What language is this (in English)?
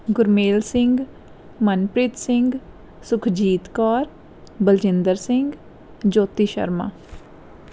Punjabi